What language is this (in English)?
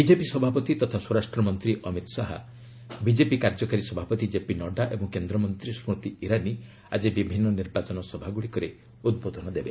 Odia